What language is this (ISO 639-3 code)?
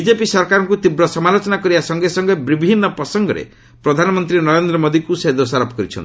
ori